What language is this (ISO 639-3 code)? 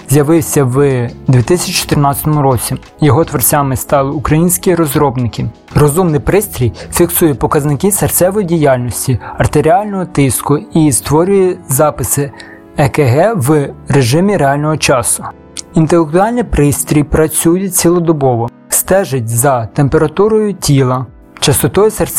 ukr